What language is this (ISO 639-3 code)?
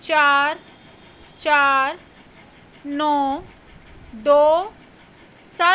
pan